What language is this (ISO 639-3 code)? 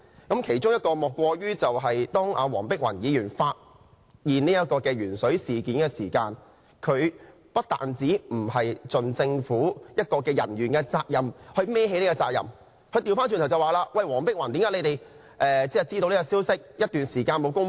yue